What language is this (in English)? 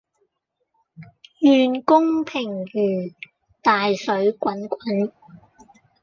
Cantonese